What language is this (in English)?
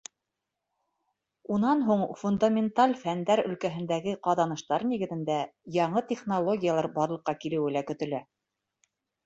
Bashkir